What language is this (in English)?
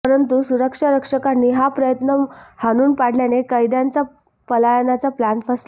Marathi